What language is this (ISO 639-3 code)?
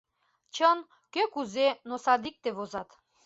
chm